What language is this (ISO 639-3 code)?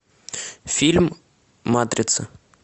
rus